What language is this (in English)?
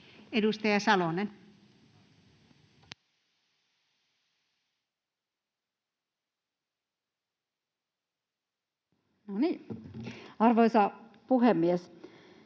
Finnish